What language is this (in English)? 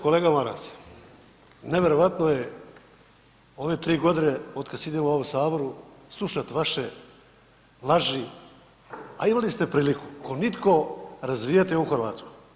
Croatian